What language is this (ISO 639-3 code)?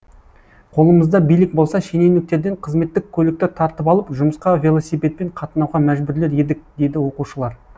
kaz